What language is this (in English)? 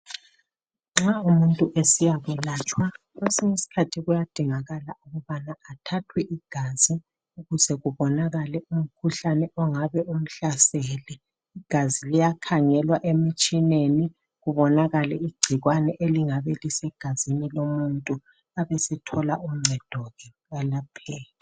North Ndebele